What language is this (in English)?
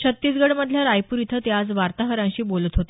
Marathi